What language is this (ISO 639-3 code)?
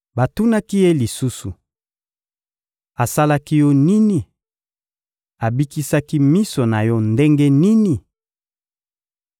lin